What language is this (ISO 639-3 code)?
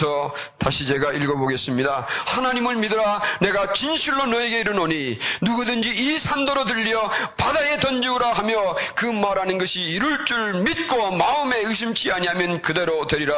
kor